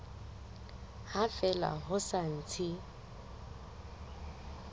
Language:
Southern Sotho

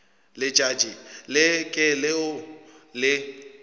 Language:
Northern Sotho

